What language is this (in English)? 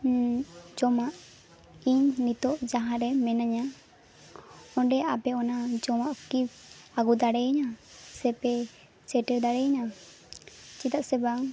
Santali